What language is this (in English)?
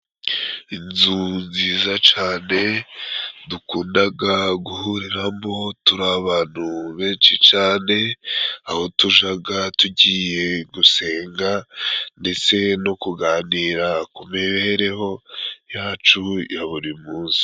Kinyarwanda